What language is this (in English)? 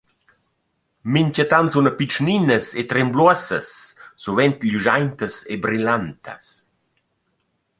Romansh